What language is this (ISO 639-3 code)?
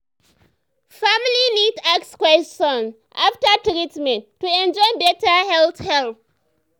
pcm